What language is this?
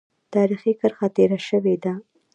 Pashto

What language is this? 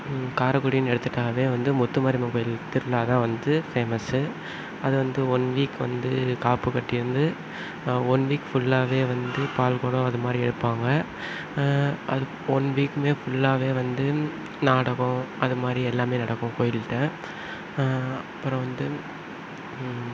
Tamil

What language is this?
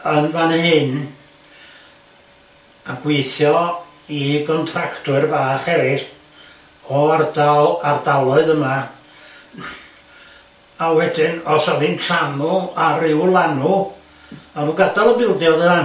Welsh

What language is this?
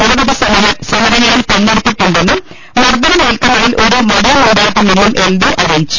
Malayalam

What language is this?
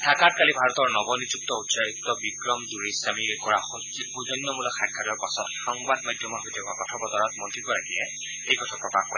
Assamese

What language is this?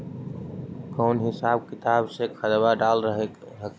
Magahi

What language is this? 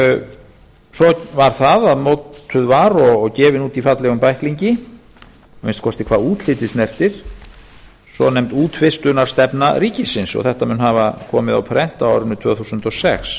Icelandic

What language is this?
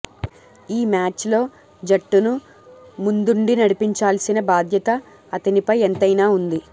Telugu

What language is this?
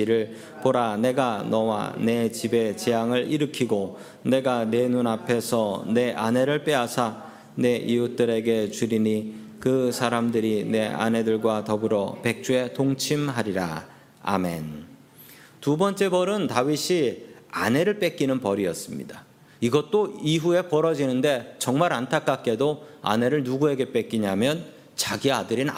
Korean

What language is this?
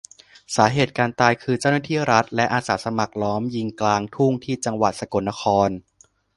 Thai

